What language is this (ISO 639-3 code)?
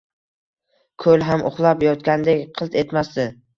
uzb